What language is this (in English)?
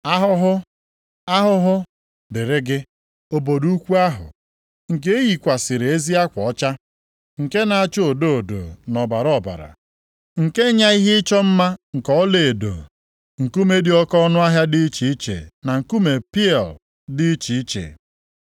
Igbo